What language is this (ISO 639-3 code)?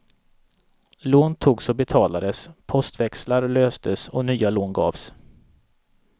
swe